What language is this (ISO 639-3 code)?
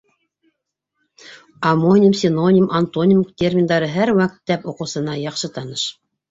bak